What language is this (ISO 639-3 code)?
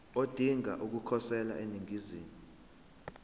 zul